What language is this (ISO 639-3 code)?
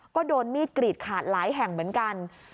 tha